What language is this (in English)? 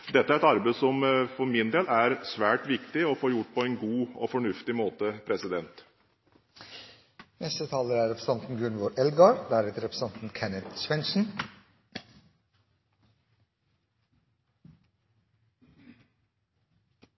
Norwegian